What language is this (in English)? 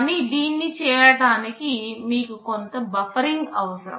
Telugu